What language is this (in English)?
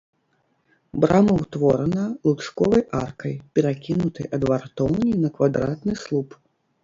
Belarusian